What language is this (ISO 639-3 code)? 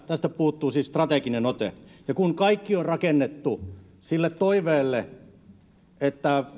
fin